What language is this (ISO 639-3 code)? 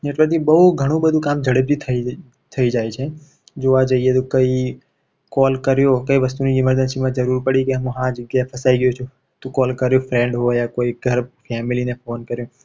guj